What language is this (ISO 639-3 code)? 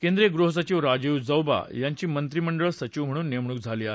mar